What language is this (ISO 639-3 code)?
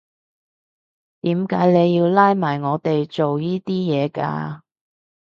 yue